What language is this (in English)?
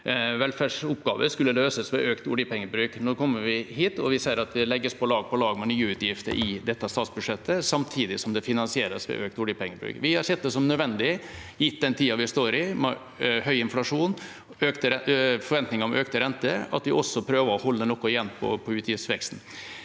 Norwegian